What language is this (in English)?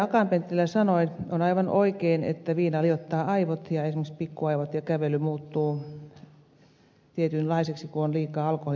Finnish